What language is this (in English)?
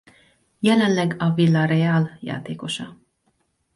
Hungarian